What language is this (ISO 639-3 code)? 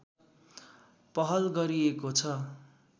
nep